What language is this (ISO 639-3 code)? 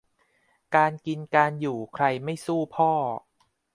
tha